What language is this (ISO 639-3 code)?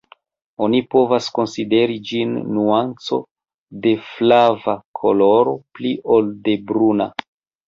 epo